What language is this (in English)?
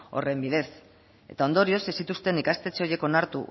Basque